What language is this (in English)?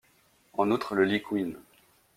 French